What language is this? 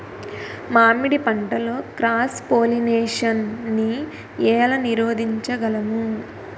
Telugu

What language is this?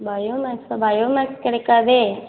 Tamil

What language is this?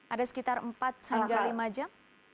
Indonesian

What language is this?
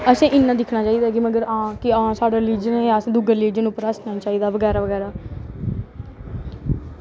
Dogri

